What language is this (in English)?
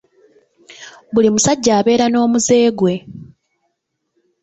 Ganda